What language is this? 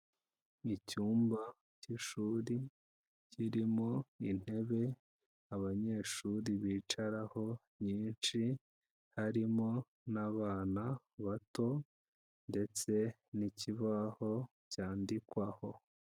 Kinyarwanda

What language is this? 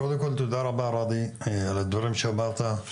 Hebrew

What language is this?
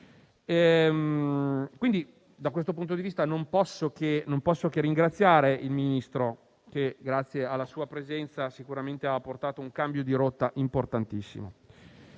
Italian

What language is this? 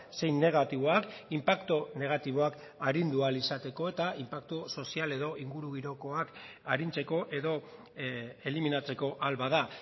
Basque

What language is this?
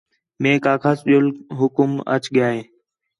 Khetrani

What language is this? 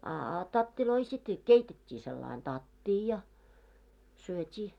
Finnish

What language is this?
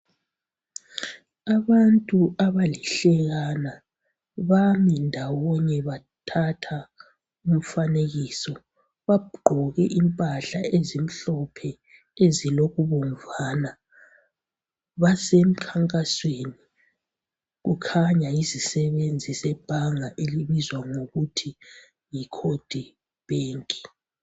North Ndebele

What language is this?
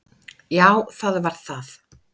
Icelandic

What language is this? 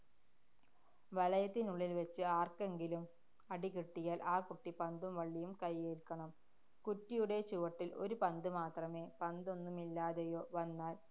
Malayalam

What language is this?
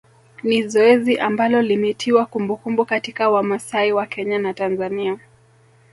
Swahili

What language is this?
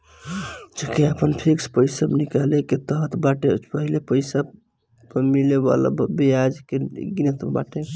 Bhojpuri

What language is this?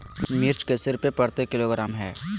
Magahi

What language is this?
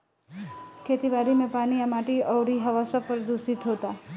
Bhojpuri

